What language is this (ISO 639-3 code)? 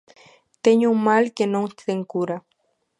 glg